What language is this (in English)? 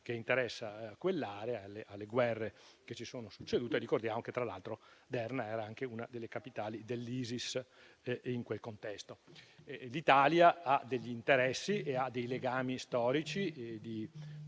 Italian